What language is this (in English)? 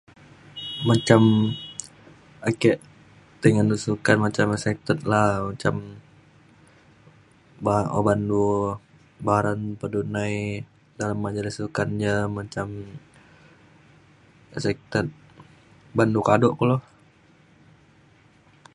Mainstream Kenyah